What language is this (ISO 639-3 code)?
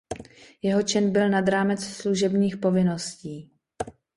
ces